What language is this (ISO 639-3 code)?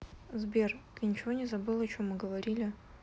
rus